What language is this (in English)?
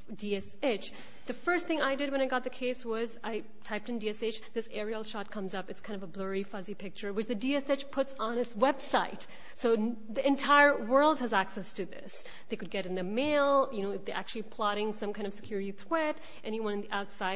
English